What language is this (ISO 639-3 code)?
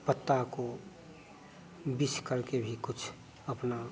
hin